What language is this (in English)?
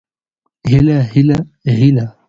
Pashto